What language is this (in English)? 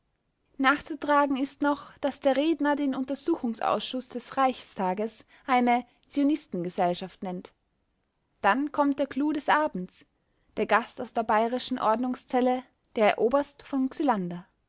German